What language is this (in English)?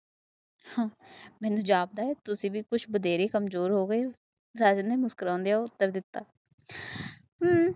Punjabi